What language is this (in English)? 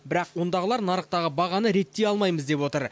Kazakh